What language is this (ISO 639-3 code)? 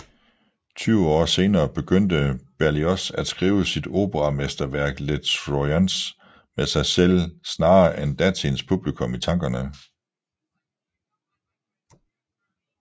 dan